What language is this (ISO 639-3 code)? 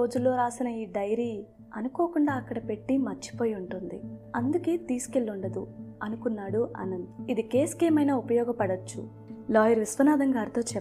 tel